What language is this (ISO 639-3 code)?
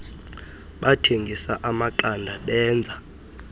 xho